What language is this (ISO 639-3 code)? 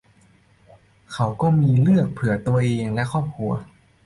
tha